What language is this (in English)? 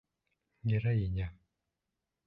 Bashkir